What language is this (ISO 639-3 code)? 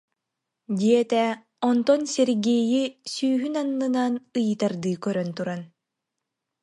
sah